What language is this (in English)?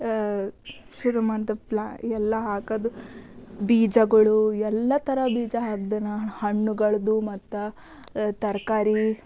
Kannada